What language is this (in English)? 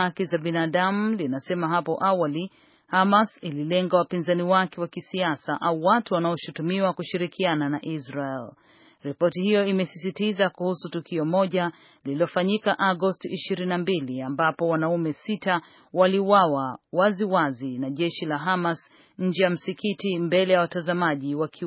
Swahili